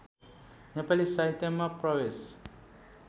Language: Nepali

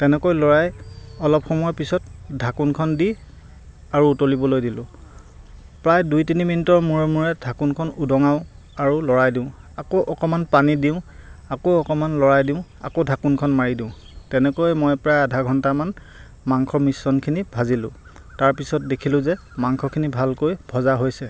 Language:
Assamese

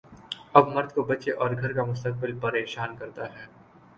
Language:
Urdu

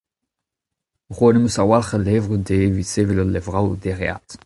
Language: Breton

